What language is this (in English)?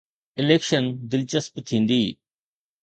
Sindhi